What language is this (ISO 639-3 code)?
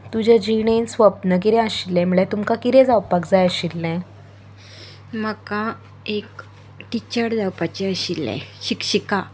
kok